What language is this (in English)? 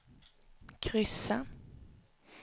Swedish